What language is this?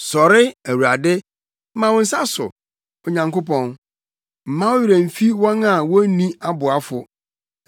Akan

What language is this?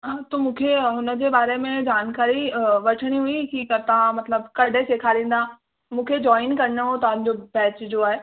Sindhi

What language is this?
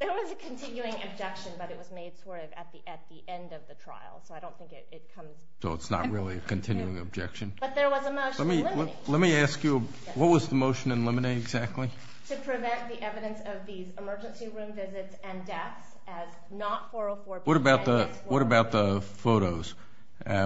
English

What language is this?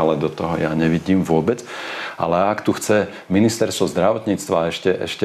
Slovak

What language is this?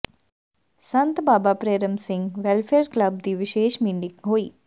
Punjabi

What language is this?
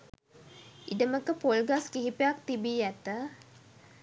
Sinhala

